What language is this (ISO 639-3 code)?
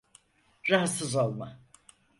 tur